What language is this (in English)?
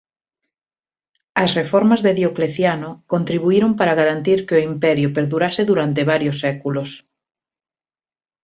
Galician